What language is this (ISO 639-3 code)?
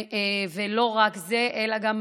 heb